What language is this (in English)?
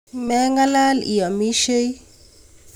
Kalenjin